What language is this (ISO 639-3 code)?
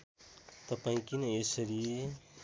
nep